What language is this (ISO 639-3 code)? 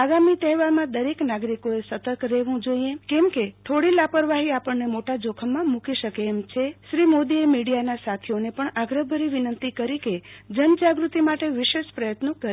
guj